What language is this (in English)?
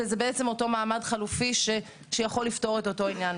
Hebrew